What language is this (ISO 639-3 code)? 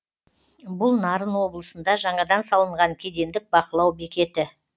kaz